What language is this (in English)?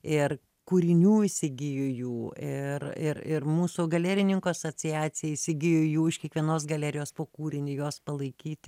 Lithuanian